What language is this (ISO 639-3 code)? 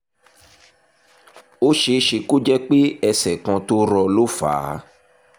yor